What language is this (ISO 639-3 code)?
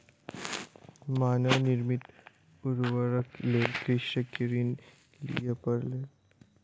mai